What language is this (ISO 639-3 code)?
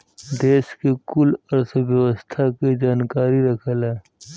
bho